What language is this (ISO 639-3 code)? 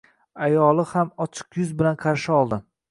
uzb